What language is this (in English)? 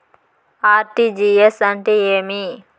Telugu